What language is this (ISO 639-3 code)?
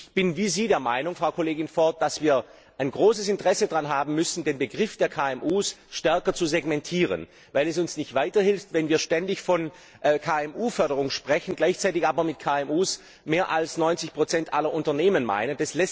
deu